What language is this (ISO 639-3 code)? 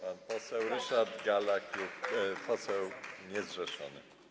pol